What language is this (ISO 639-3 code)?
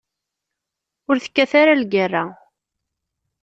kab